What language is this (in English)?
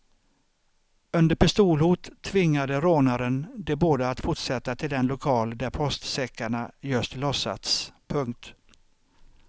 Swedish